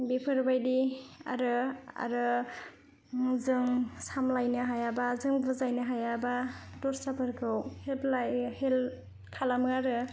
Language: Bodo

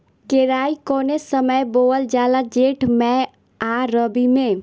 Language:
Bhojpuri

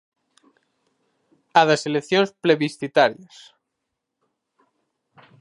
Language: Galician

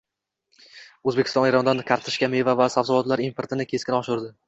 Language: Uzbek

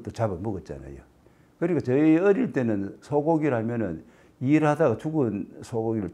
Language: Korean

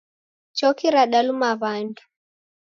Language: Taita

